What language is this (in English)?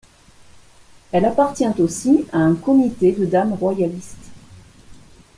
French